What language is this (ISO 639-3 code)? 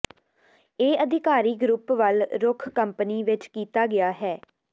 pan